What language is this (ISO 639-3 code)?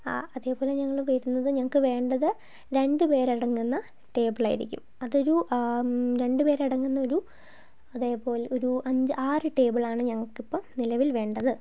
mal